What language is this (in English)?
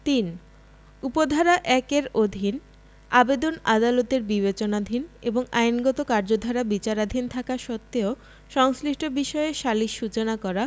Bangla